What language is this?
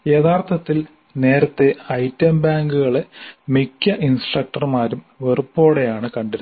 Malayalam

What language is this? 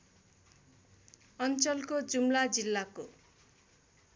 Nepali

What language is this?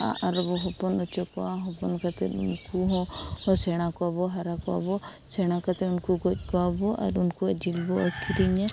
Santali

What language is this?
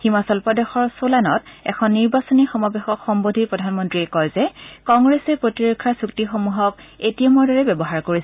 Assamese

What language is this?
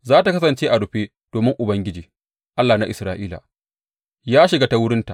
Hausa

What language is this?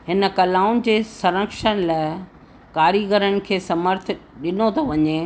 Sindhi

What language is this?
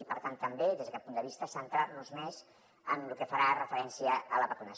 Catalan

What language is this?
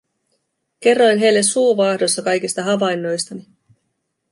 Finnish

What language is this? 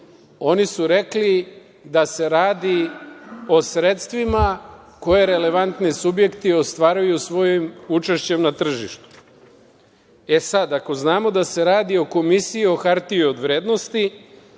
Serbian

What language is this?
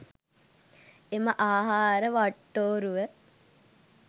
Sinhala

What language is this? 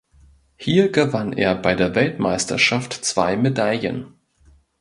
German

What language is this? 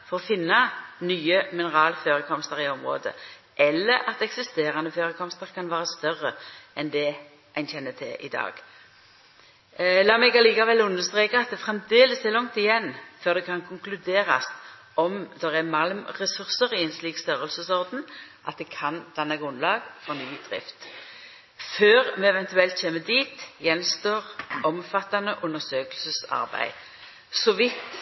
Norwegian Nynorsk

